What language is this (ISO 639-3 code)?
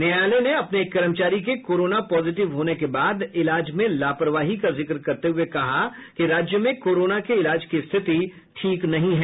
hin